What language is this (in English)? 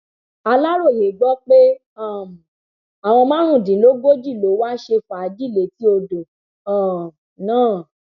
Yoruba